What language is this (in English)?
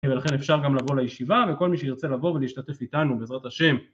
Hebrew